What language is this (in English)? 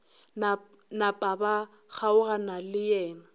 Northern Sotho